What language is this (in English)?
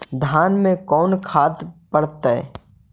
Magahi